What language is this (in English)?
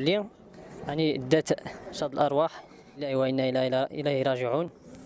Arabic